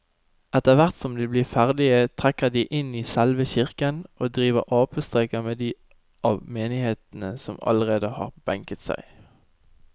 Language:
Norwegian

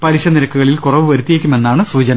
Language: Malayalam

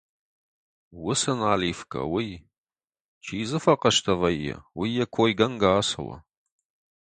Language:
Ossetic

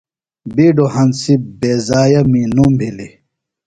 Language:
Phalura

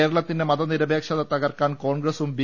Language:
Malayalam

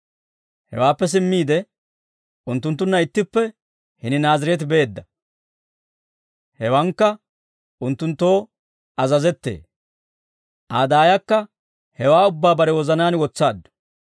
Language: Dawro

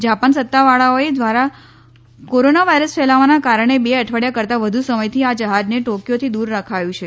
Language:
Gujarati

